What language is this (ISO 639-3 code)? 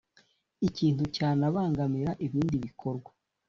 kin